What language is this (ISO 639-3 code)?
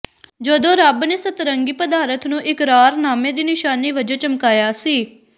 pan